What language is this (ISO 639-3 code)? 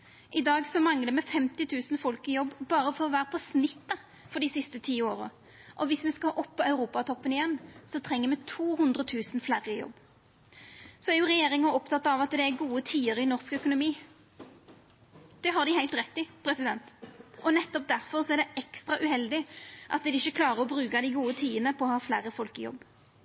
nno